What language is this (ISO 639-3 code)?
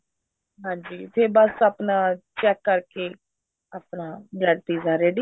pan